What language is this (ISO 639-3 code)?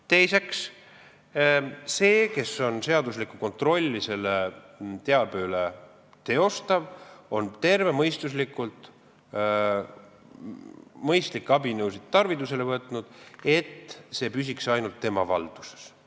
est